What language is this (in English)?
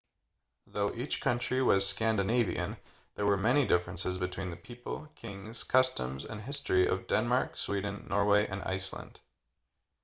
English